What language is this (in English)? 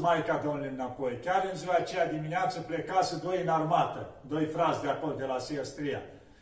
Romanian